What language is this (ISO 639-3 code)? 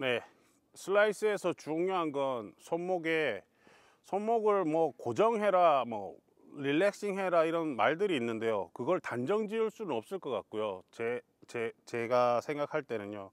kor